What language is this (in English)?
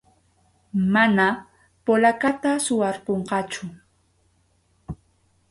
Arequipa-La Unión Quechua